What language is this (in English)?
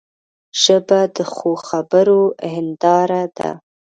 Pashto